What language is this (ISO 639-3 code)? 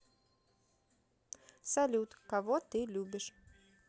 rus